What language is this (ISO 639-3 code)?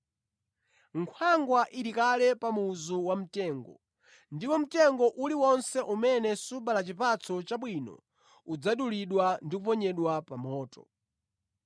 nya